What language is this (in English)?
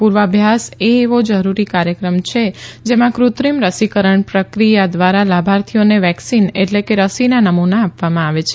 Gujarati